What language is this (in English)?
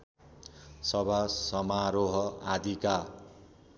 Nepali